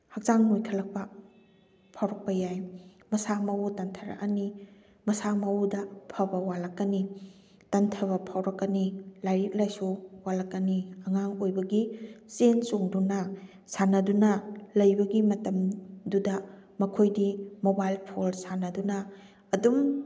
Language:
Manipuri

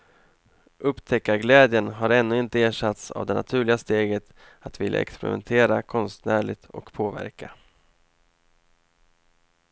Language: Swedish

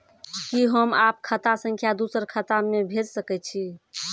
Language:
Maithili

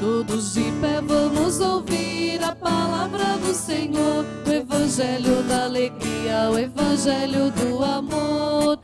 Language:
Portuguese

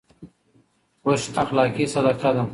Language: Pashto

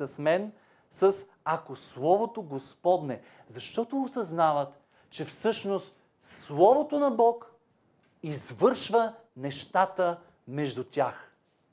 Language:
Bulgarian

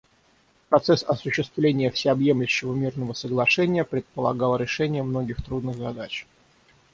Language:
Russian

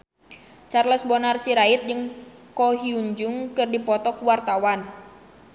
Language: Sundanese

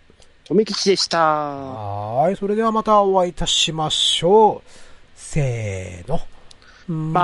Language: Japanese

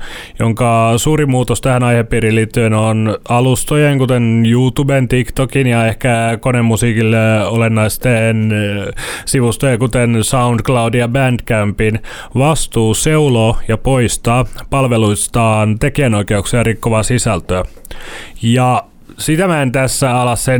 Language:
Finnish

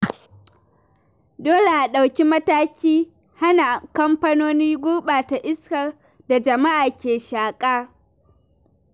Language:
Hausa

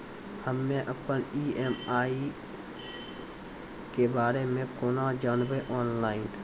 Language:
Maithili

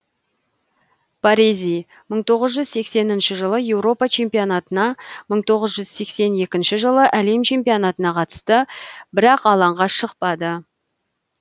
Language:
Kazakh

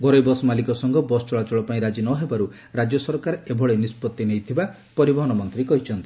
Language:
Odia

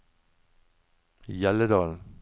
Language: Norwegian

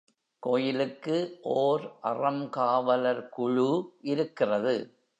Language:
Tamil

